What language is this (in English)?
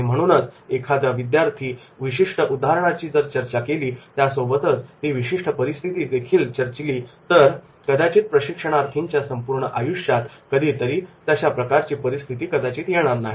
Marathi